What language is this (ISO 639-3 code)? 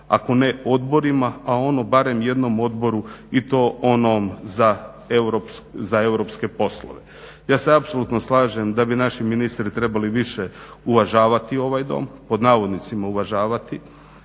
hrv